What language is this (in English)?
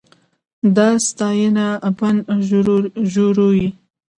Pashto